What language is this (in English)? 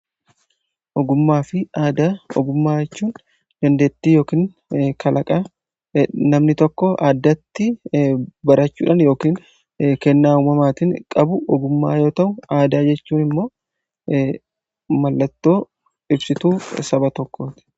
Oromo